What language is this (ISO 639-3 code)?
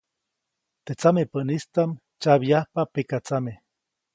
zoc